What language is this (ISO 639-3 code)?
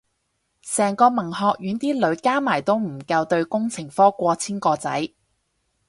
yue